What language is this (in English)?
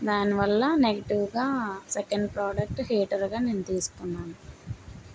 Telugu